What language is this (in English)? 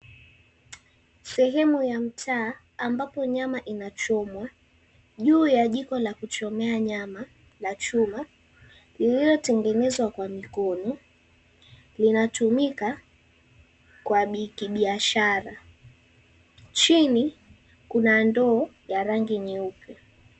Swahili